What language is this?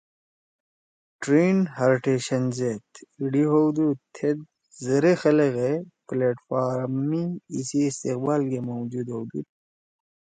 Torwali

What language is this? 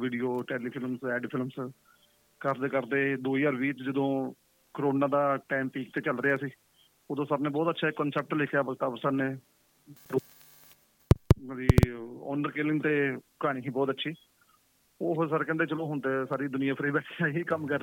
Punjabi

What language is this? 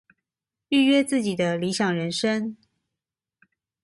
Chinese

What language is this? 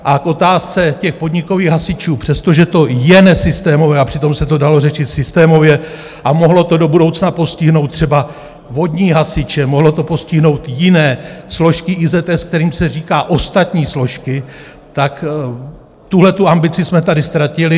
Czech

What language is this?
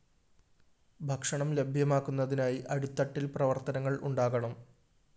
Malayalam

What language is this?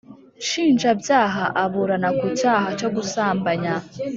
Kinyarwanda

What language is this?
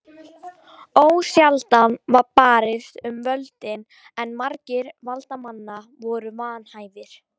Icelandic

